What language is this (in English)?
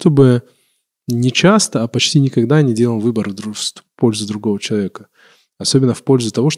Russian